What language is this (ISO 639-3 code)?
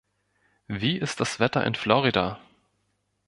deu